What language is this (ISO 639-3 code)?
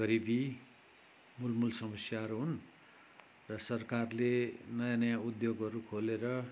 nep